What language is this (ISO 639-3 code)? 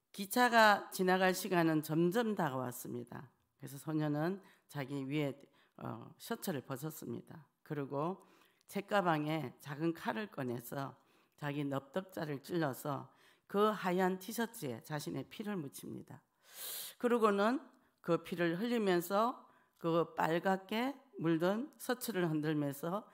kor